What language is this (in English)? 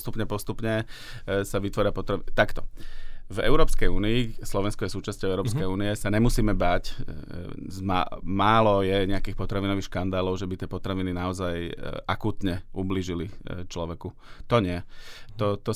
Slovak